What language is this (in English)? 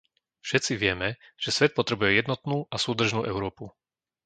Slovak